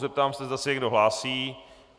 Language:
Czech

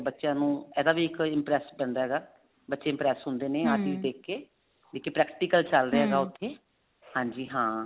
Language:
Punjabi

